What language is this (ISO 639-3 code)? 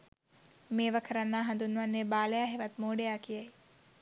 sin